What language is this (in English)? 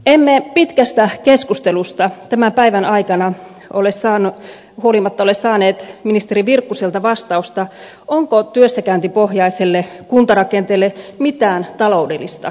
Finnish